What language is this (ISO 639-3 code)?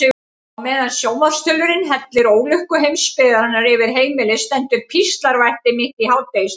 isl